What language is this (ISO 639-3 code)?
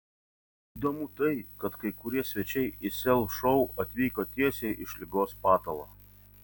lit